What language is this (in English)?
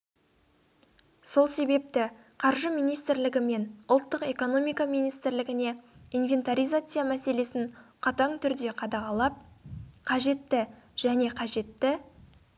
Kazakh